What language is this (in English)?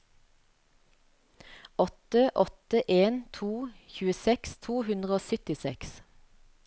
Norwegian